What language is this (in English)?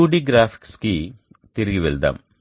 Telugu